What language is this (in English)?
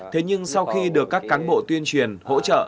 Vietnamese